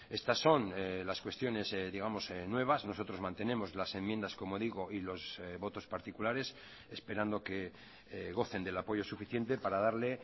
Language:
Spanish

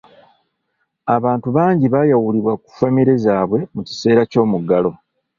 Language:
Ganda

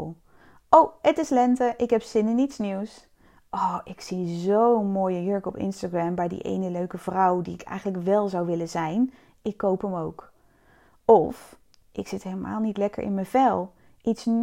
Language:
Dutch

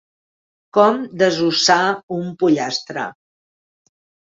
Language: Catalan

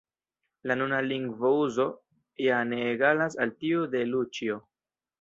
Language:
Esperanto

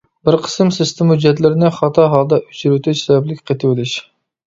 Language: Uyghur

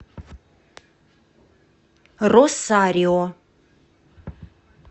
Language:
Russian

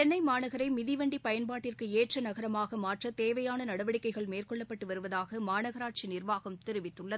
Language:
Tamil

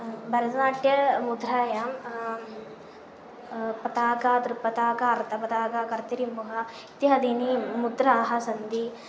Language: Sanskrit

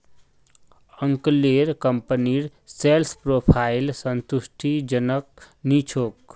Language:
Magahi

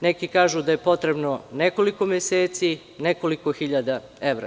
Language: Serbian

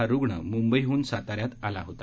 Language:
Marathi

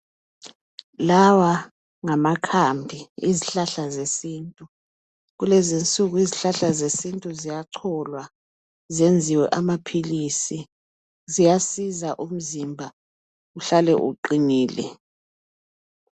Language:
North Ndebele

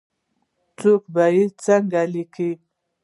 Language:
Pashto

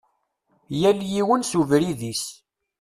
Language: Kabyle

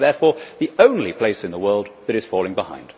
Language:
English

